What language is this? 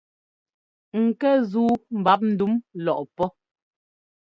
Ngomba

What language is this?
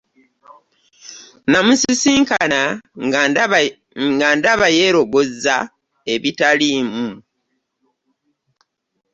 Ganda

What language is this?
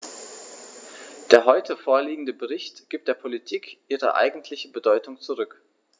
German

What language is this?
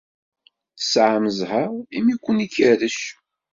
Kabyle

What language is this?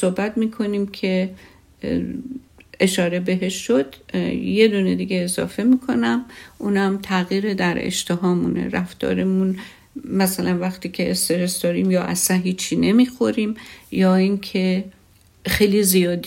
Persian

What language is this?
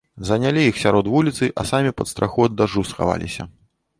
Belarusian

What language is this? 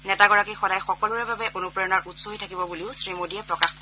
Assamese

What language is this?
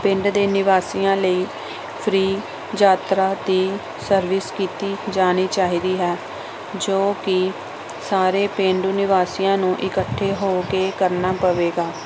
Punjabi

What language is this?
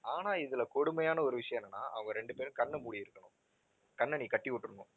Tamil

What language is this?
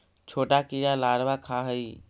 Magahi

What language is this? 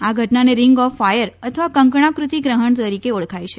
Gujarati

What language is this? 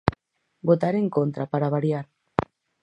Galician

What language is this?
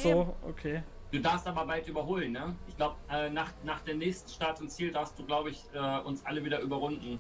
German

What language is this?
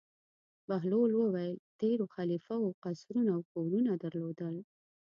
Pashto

